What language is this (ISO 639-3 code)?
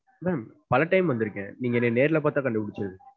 tam